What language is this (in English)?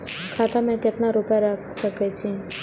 Maithili